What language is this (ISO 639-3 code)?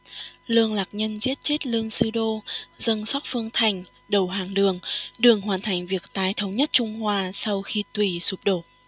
vie